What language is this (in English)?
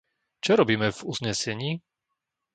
Slovak